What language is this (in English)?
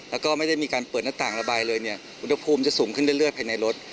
Thai